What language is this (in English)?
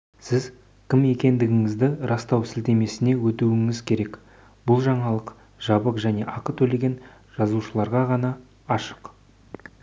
Kazakh